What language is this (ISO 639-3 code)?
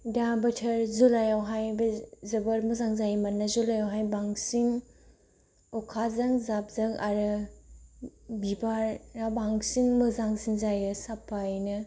brx